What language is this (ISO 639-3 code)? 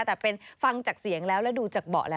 tha